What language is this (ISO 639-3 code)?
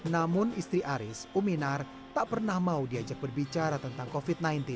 ind